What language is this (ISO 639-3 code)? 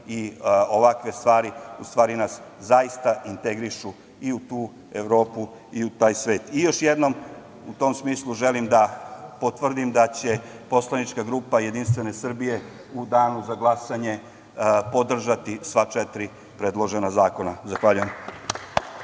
srp